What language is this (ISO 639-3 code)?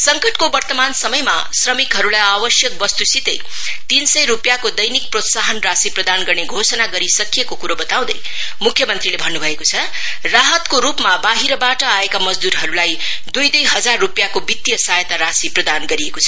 nep